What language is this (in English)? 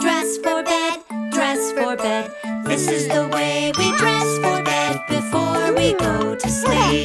English